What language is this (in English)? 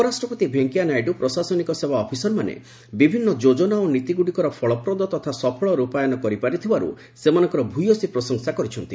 Odia